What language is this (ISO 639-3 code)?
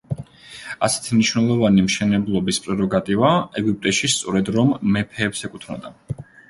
kat